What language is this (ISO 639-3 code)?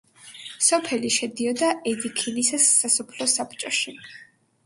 kat